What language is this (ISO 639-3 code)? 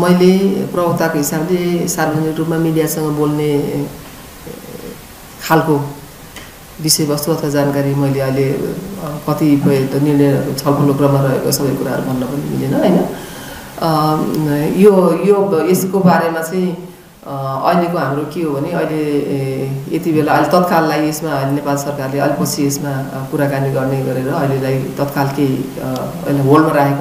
ind